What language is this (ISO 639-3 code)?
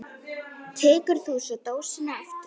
isl